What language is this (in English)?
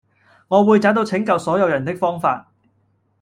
Cantonese